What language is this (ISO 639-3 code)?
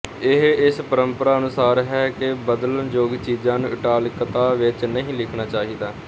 pan